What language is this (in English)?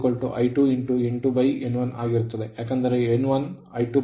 Kannada